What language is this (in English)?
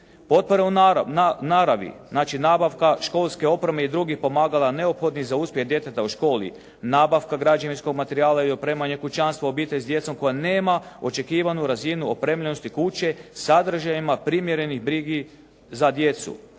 Croatian